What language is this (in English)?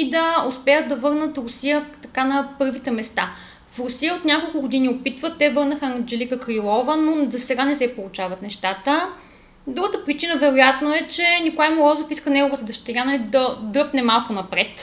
Bulgarian